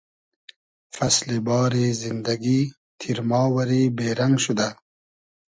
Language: Hazaragi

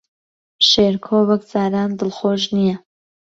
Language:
Central Kurdish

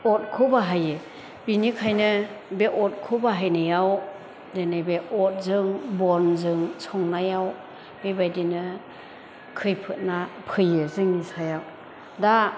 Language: Bodo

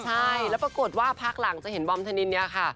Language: Thai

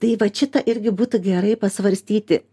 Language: Lithuanian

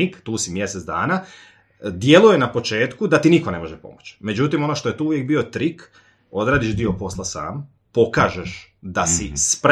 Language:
Croatian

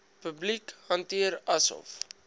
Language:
Afrikaans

